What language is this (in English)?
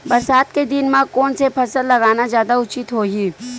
Chhattisgarhi